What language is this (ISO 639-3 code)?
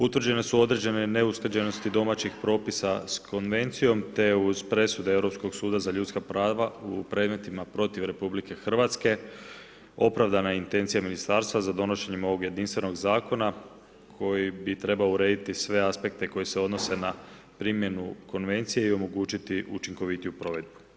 hrv